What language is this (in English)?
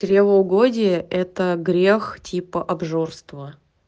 Russian